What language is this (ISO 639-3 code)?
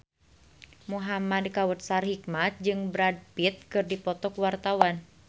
sun